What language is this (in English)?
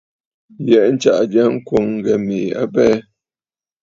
Bafut